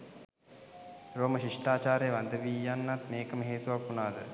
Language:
Sinhala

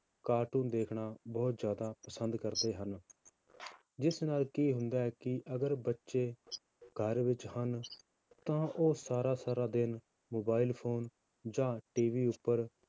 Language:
Punjabi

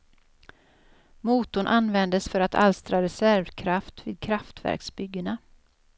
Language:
Swedish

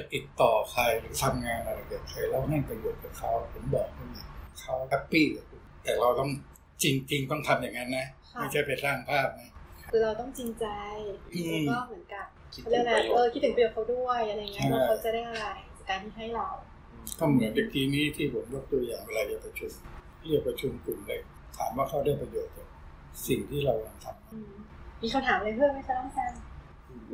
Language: Thai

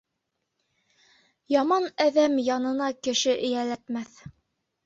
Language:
Bashkir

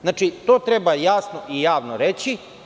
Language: Serbian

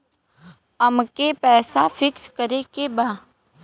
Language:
Bhojpuri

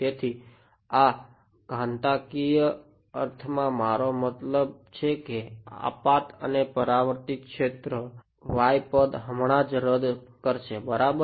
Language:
Gujarati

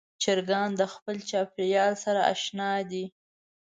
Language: Pashto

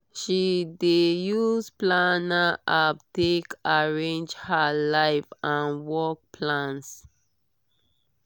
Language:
Nigerian Pidgin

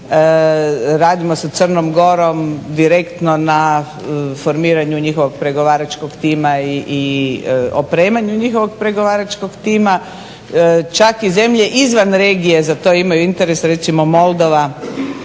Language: Croatian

